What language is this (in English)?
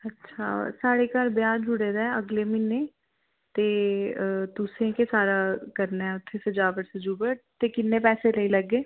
Dogri